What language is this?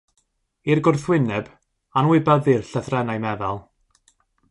Welsh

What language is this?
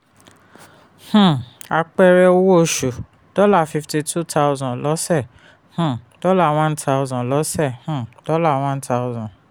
Yoruba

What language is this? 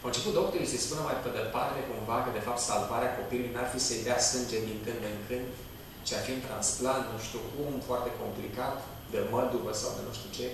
Romanian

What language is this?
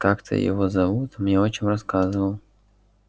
Russian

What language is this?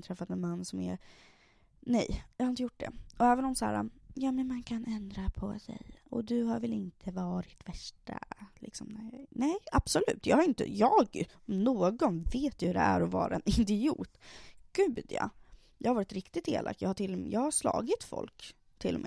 Swedish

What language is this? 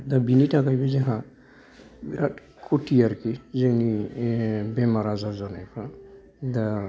Bodo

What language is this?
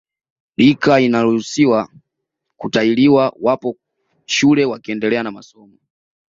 Swahili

